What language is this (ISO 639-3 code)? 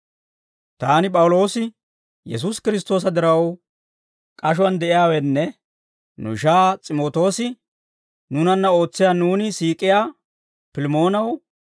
dwr